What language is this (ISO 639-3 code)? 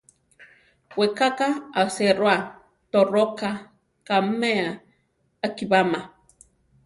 tar